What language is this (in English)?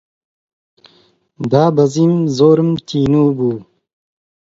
Central Kurdish